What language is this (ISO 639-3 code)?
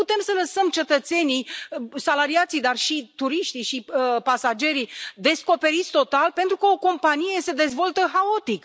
ron